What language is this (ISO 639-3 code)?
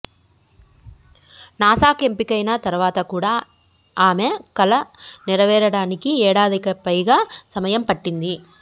tel